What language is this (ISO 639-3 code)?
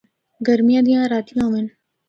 hno